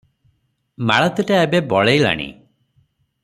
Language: Odia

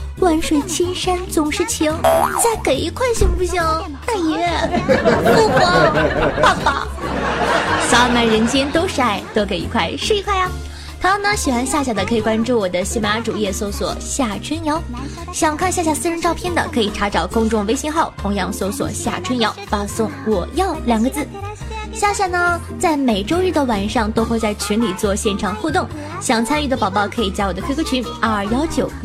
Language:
Chinese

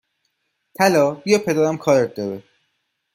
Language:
Persian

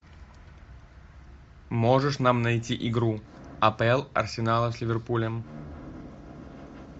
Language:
Russian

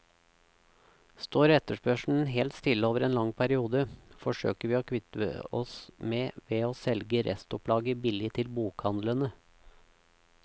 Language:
Norwegian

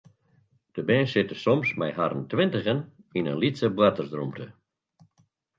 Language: Western Frisian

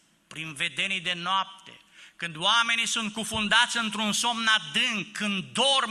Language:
Romanian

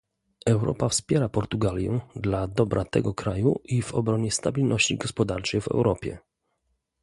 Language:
Polish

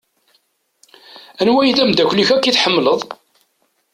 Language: Kabyle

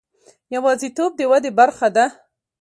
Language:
Pashto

